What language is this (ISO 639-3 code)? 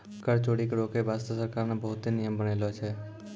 mai